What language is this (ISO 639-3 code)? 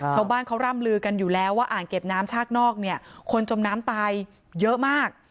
tha